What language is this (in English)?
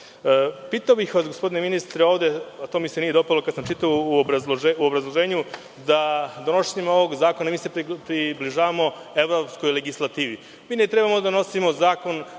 Serbian